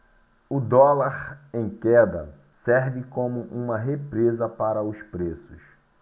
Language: Portuguese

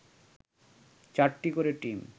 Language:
Bangla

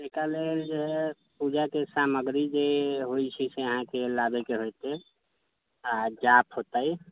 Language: Maithili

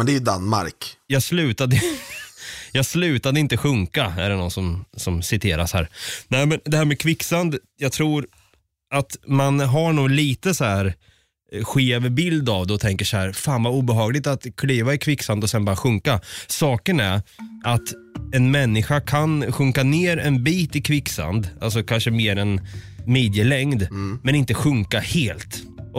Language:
Swedish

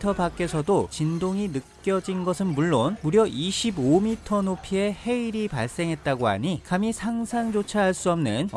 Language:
Korean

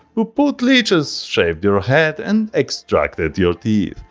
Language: English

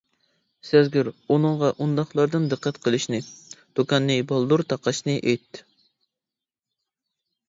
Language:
Uyghur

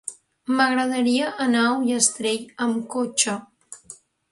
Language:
Catalan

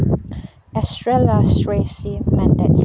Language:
Manipuri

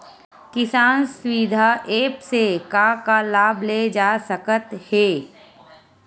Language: Chhattisgarhi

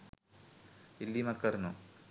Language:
Sinhala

